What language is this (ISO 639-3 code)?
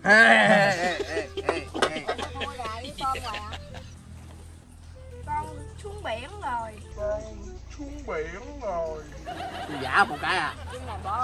vie